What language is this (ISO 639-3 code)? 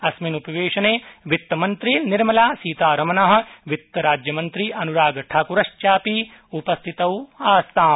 san